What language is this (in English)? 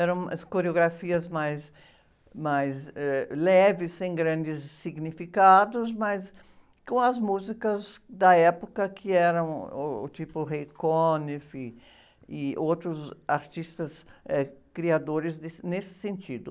Portuguese